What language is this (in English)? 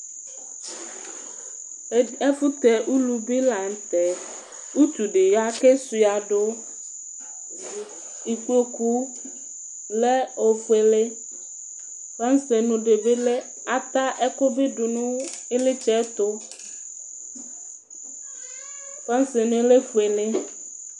Ikposo